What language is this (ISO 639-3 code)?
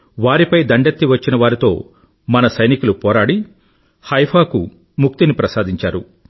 tel